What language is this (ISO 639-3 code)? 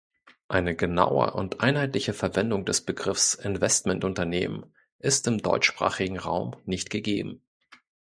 deu